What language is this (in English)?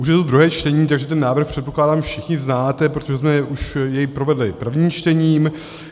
Czech